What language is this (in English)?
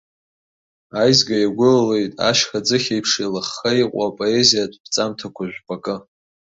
Abkhazian